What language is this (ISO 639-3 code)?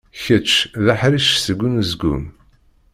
kab